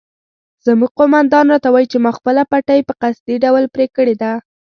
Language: Pashto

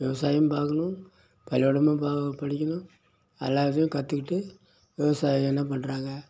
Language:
Tamil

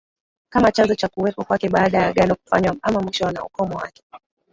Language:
Swahili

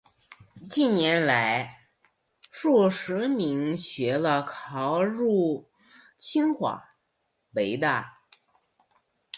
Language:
Chinese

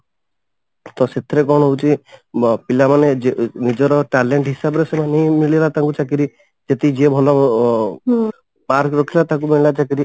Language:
Odia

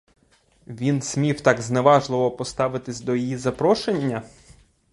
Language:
Ukrainian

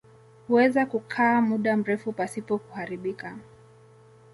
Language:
Swahili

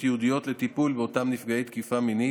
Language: Hebrew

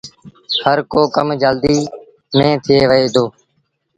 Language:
Sindhi Bhil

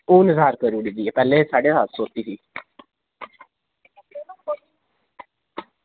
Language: Dogri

